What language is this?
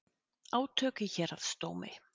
Icelandic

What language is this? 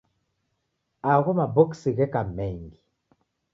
Taita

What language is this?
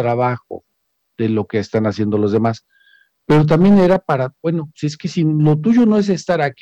Spanish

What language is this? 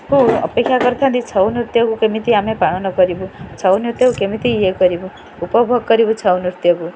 Odia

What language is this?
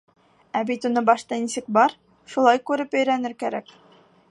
Bashkir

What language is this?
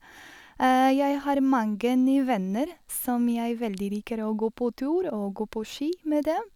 Norwegian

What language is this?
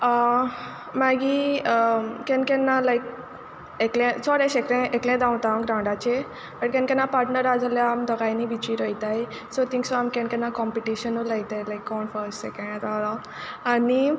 Konkani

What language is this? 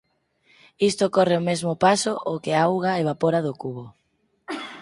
Galician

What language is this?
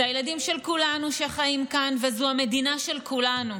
Hebrew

